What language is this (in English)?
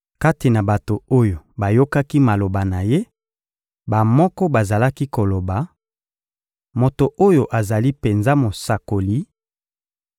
Lingala